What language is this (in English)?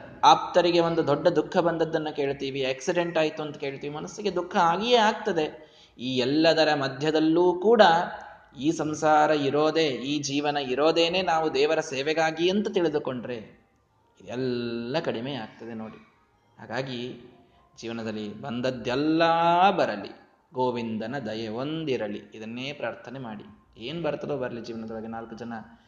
Kannada